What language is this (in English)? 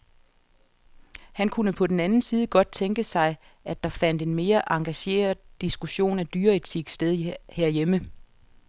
Danish